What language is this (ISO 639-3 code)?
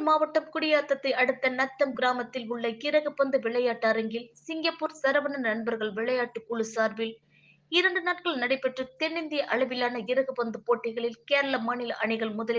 tam